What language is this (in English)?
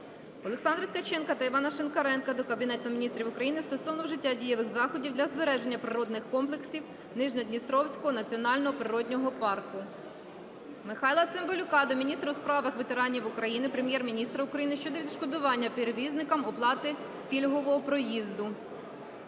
Ukrainian